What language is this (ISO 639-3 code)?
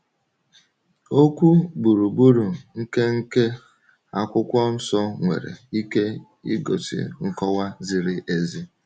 ibo